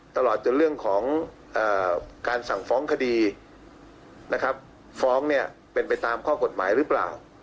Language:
Thai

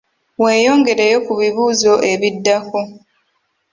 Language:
Ganda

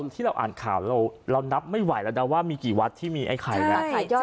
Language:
Thai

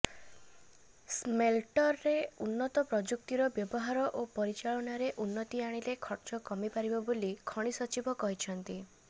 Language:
Odia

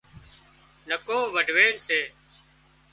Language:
Wadiyara Koli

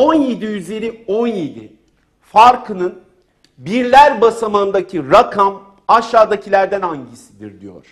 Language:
Turkish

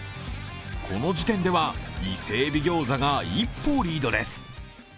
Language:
Japanese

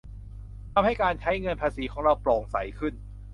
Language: Thai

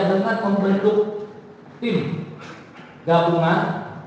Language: Indonesian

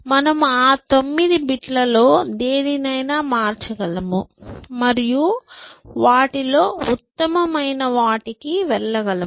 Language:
Telugu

